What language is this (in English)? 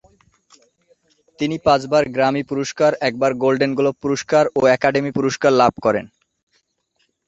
Bangla